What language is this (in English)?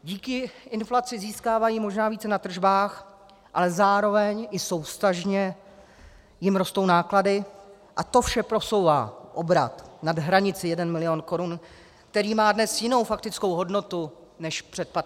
Czech